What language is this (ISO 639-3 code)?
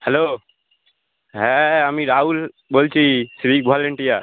ben